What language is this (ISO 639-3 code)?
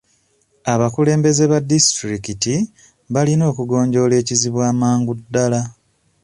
lug